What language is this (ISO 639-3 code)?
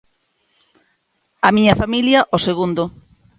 glg